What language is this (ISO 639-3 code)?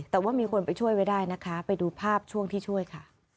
tha